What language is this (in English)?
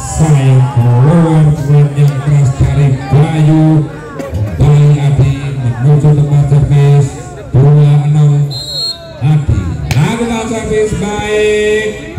Indonesian